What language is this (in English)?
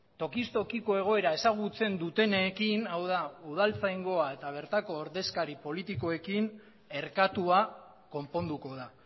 Basque